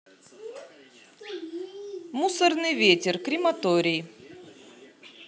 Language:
Russian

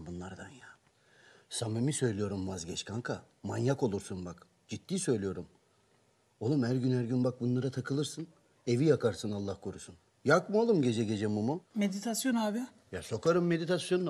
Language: Turkish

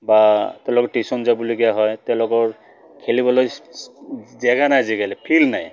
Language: Assamese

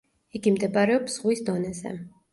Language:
Georgian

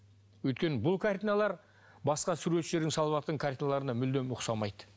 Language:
Kazakh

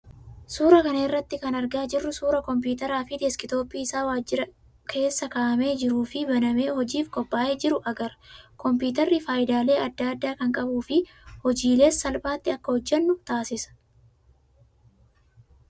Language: Oromo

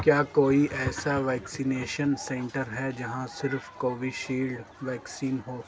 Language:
Urdu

